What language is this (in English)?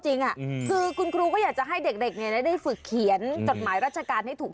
Thai